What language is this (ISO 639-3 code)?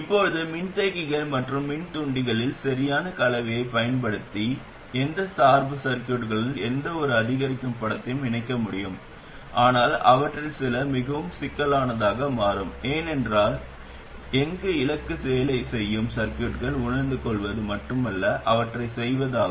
tam